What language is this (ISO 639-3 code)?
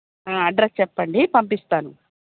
tel